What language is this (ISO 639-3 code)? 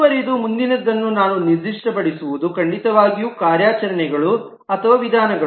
kan